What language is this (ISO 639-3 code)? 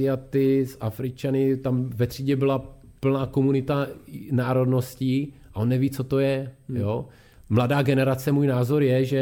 ces